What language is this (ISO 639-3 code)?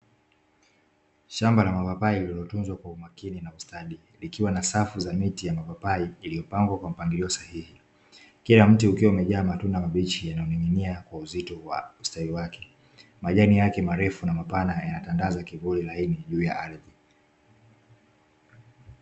swa